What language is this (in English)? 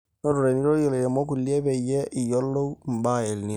Masai